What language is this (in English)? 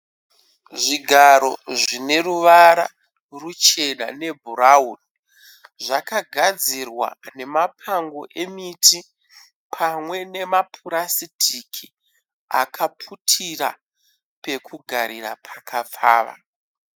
Shona